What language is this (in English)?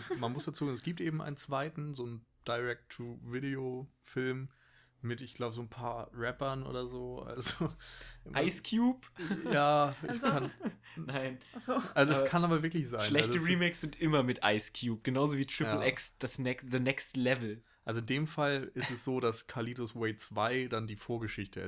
German